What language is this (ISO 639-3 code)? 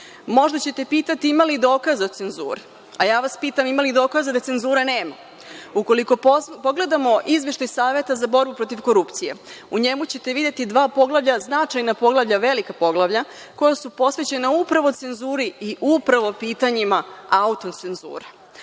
srp